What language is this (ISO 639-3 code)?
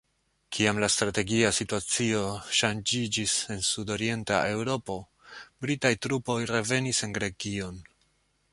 epo